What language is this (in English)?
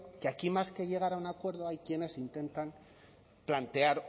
Spanish